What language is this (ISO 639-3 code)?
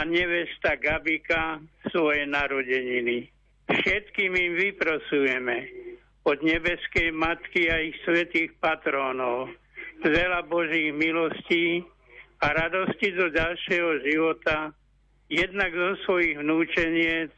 slk